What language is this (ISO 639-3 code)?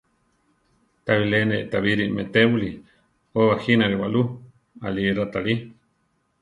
tar